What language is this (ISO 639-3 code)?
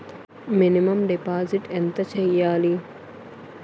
tel